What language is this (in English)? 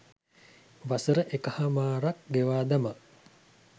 Sinhala